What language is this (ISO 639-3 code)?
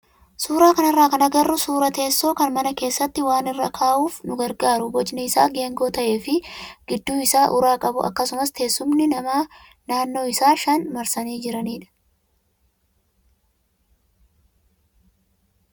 orm